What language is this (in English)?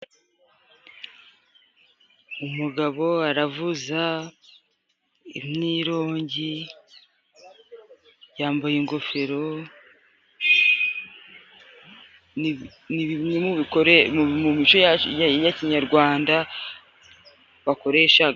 Kinyarwanda